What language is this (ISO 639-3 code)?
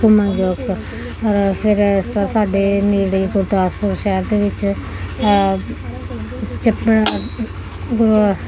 pan